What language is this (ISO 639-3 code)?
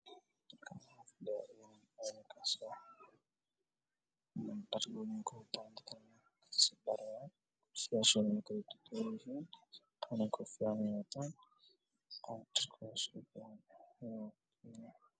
som